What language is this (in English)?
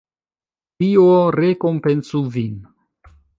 Esperanto